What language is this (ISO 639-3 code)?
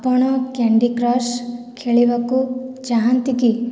ori